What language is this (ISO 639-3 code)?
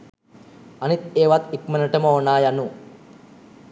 sin